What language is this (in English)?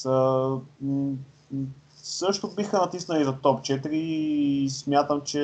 Bulgarian